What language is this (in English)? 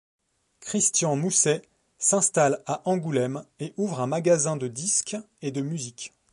French